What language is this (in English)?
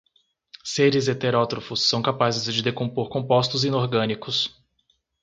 Portuguese